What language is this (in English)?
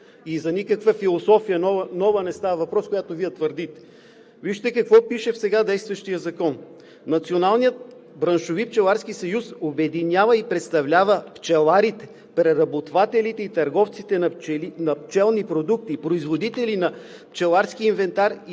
Bulgarian